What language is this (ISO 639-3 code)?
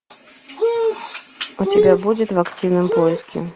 rus